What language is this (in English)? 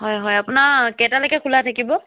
Assamese